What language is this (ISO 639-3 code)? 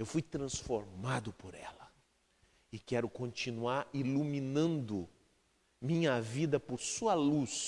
por